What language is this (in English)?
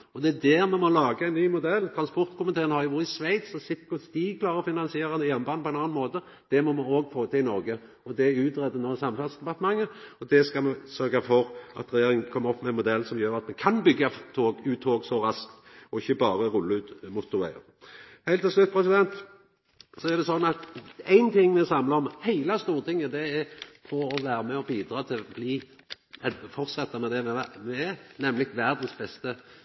Norwegian Nynorsk